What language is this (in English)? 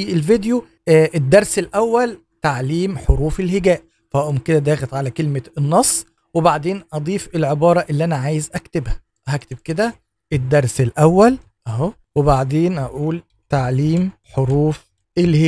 Arabic